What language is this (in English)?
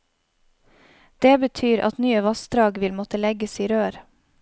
Norwegian